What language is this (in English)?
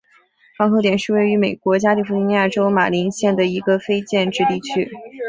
Chinese